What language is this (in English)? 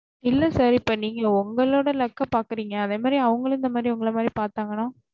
Tamil